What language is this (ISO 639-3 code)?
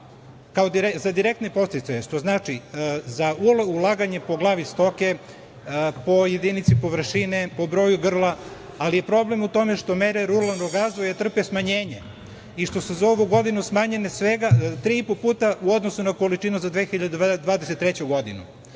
srp